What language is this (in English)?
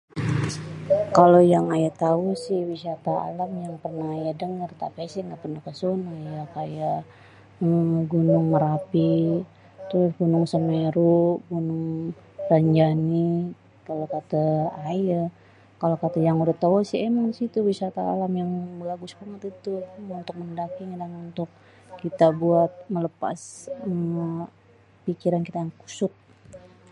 Betawi